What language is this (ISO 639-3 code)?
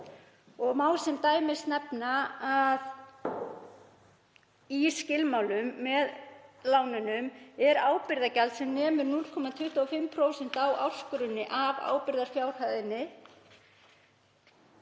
isl